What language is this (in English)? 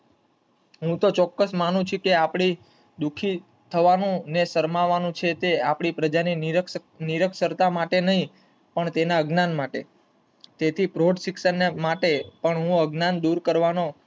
Gujarati